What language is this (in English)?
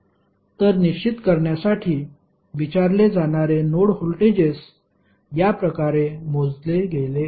Marathi